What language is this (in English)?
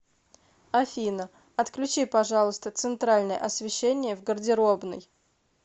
Russian